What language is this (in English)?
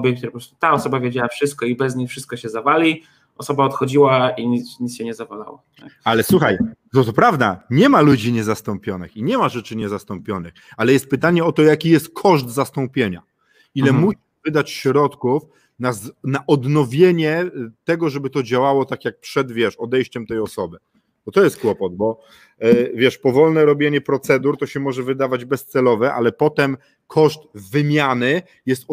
Polish